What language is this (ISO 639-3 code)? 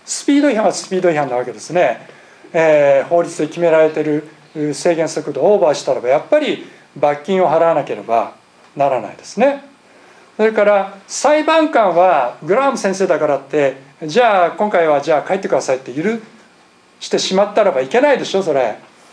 jpn